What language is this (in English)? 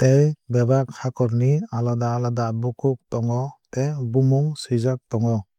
Kok Borok